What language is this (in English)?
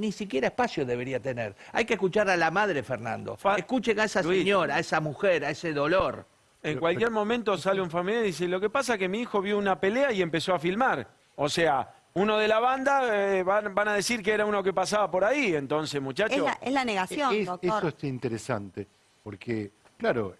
Spanish